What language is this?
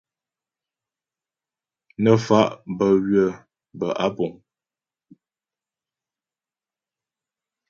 Ghomala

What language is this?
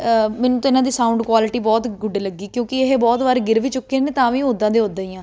Punjabi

